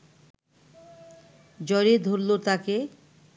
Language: Bangla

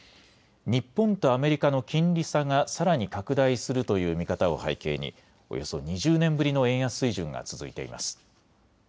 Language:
Japanese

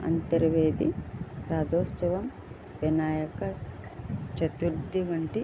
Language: Telugu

